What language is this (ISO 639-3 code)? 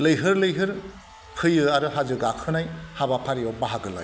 brx